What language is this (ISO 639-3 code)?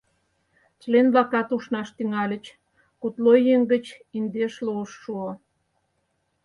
chm